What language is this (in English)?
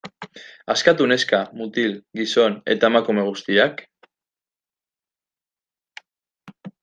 Basque